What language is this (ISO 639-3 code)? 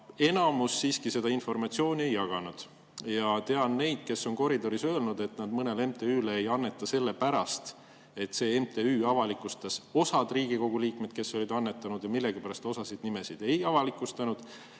est